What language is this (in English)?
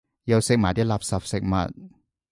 Cantonese